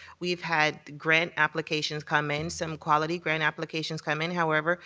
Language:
English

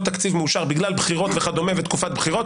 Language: Hebrew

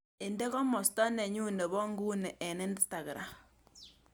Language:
Kalenjin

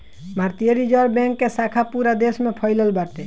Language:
Bhojpuri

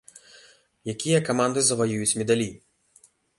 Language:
Belarusian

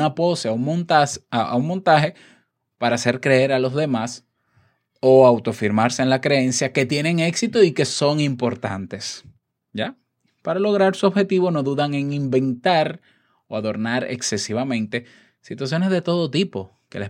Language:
Spanish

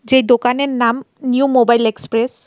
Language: Bangla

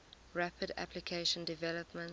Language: English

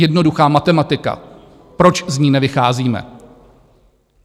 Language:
Czech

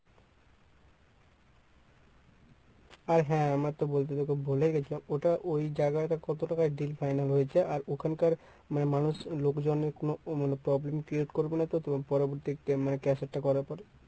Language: Bangla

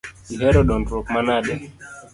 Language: Luo (Kenya and Tanzania)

